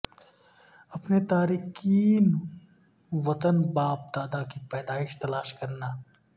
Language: Urdu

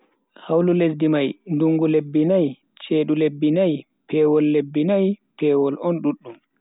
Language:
Bagirmi Fulfulde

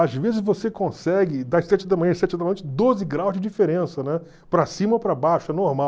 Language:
Portuguese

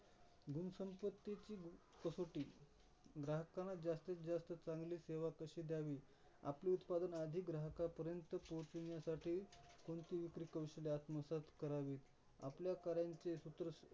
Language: Marathi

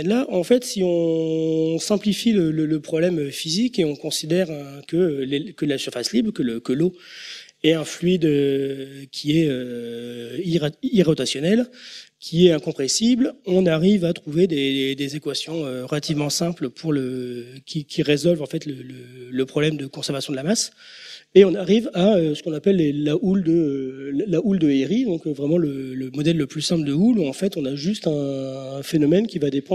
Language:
French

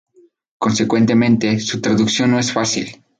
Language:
Spanish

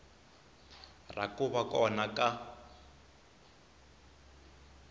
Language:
Tsonga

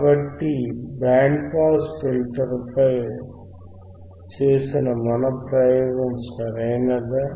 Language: Telugu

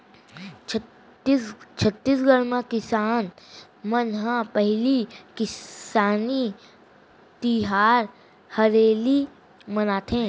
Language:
Chhattisgarhi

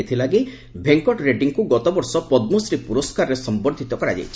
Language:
Odia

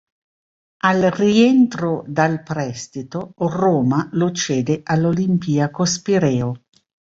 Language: Italian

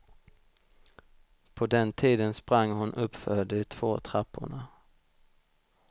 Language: Swedish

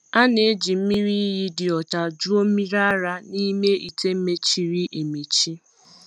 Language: Igbo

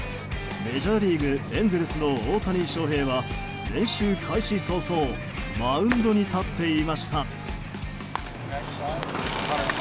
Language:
Japanese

